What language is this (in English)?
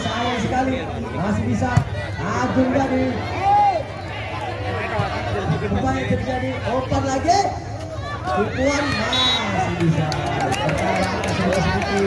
Indonesian